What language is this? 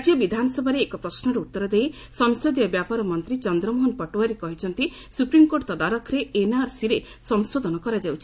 Odia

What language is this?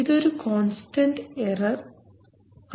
Malayalam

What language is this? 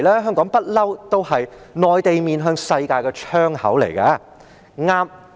Cantonese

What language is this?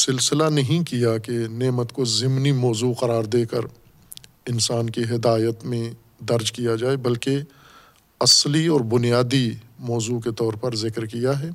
Urdu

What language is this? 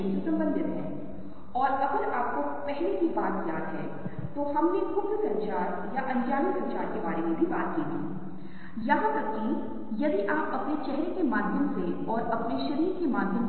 Hindi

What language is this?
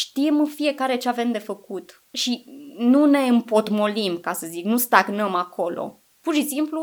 Romanian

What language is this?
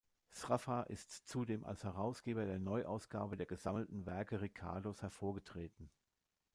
German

